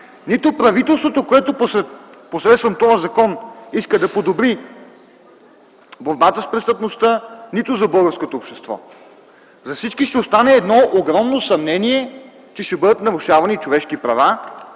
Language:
Bulgarian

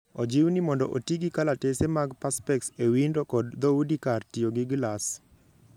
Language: Luo (Kenya and Tanzania)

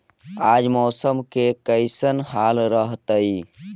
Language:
Magahi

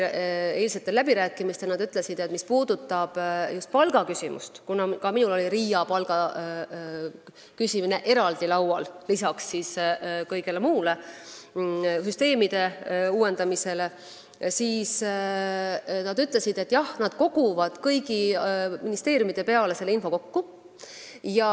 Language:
Estonian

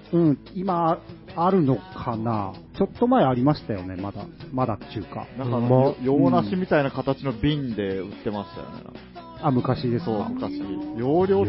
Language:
Japanese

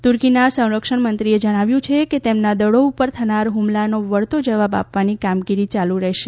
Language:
Gujarati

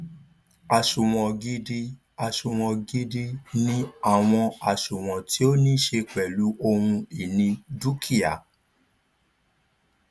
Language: Yoruba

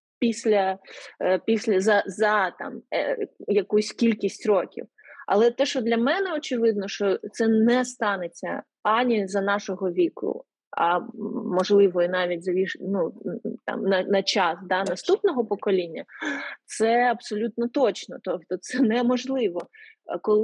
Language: Ukrainian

